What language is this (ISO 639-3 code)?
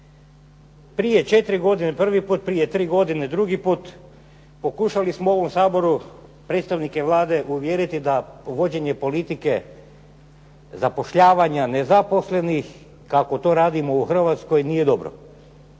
hrv